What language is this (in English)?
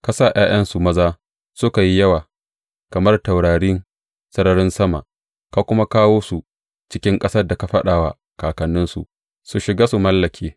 Hausa